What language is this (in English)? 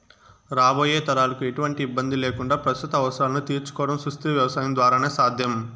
Telugu